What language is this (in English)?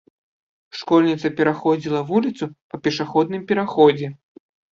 Belarusian